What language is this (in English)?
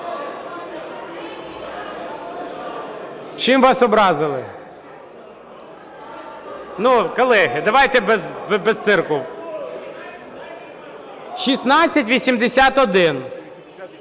Ukrainian